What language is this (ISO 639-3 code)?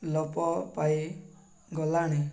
ori